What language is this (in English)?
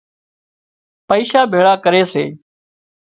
Wadiyara Koli